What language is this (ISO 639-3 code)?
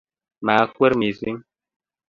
kln